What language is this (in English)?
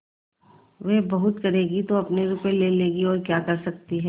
Hindi